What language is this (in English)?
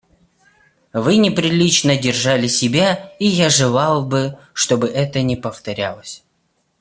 Russian